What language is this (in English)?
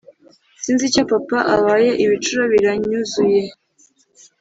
Kinyarwanda